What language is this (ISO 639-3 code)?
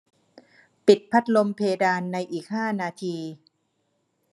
tha